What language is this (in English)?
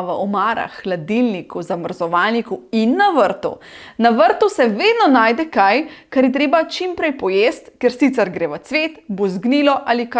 Slovenian